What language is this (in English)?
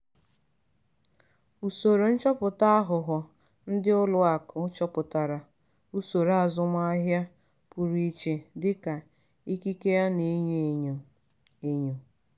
Igbo